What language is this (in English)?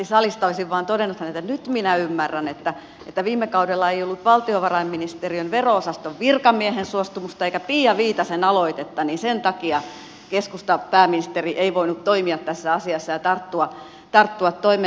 Finnish